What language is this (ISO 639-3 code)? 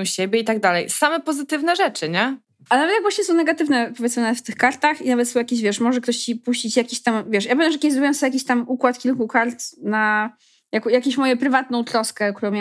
pol